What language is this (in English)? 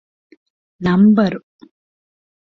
Divehi